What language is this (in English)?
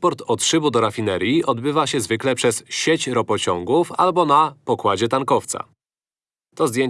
Polish